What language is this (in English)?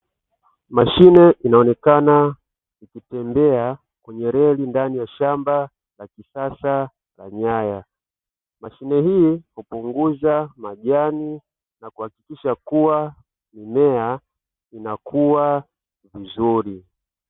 Swahili